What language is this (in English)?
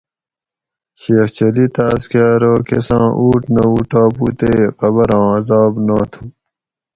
Gawri